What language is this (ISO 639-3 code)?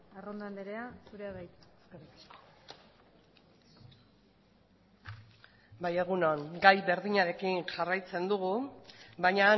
eus